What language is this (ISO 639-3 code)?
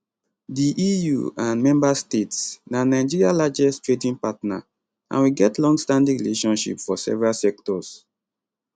pcm